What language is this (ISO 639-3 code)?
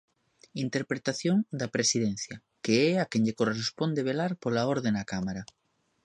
glg